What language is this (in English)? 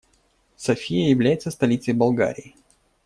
Russian